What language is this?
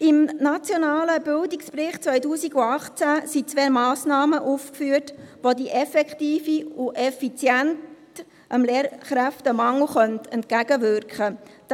Swiss German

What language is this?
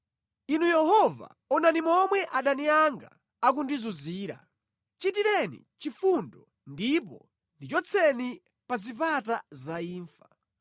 Nyanja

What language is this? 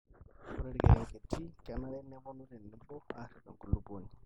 Masai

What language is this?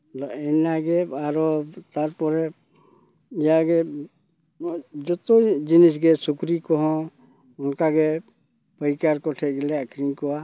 Santali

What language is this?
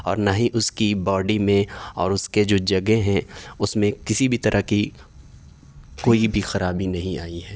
Urdu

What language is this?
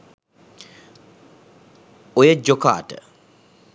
Sinhala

